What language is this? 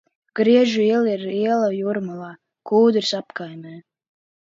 Latvian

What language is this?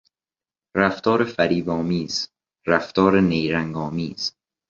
Persian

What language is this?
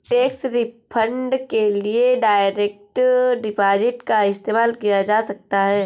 Hindi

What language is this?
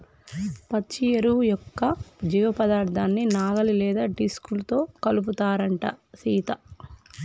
Telugu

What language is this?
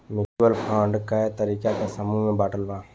Bhojpuri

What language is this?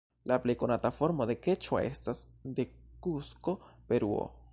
Esperanto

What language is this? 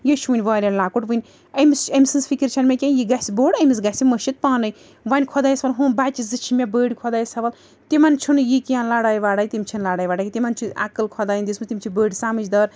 Kashmiri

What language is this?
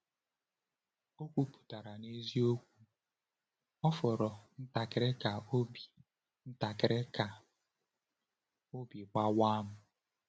Igbo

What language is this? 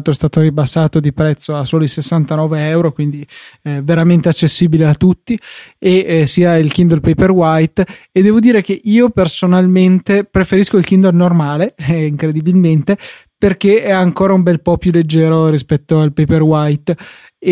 Italian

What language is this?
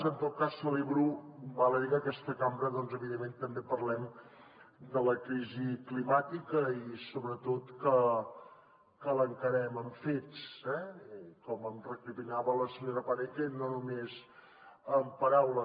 Catalan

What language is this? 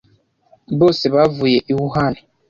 Kinyarwanda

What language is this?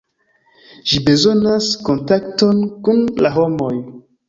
Esperanto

